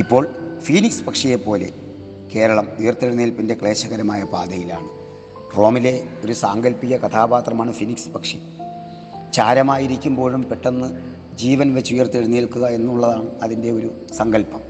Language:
Malayalam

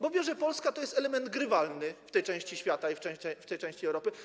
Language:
Polish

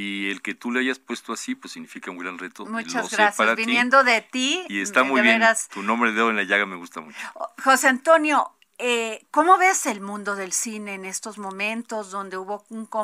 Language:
Spanish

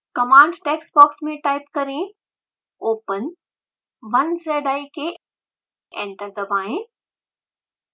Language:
Hindi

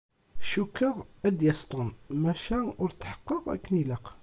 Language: Kabyle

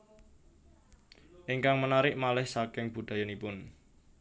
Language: Javanese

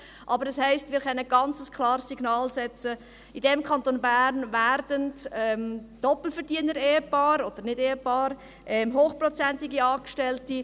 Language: Swiss German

